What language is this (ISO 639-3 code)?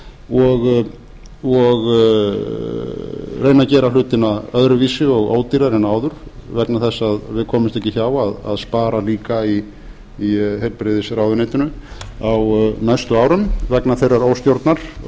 isl